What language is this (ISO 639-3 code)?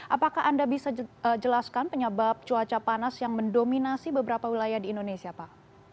ind